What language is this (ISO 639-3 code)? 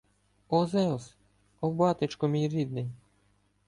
ukr